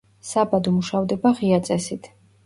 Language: Georgian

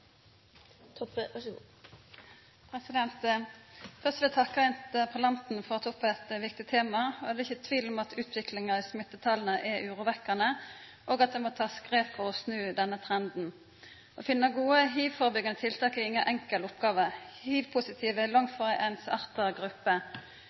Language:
Norwegian Nynorsk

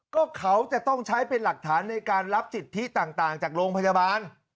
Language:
Thai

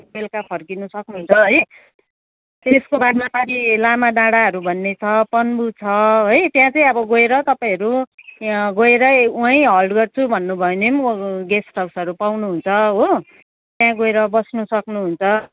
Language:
Nepali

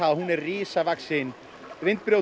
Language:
Icelandic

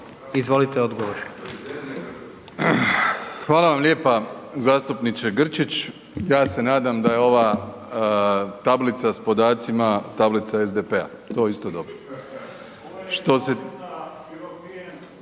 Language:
Croatian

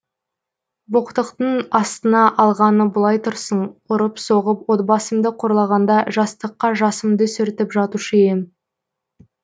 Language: Kazakh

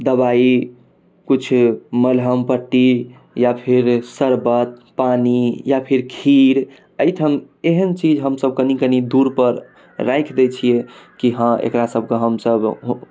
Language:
Maithili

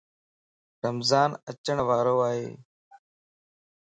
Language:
Lasi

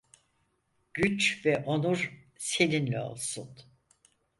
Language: Turkish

